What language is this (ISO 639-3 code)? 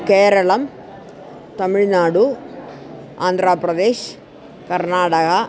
san